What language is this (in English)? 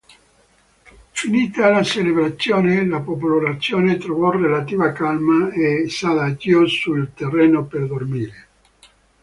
Italian